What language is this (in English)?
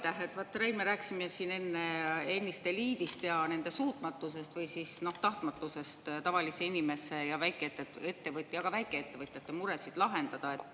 Estonian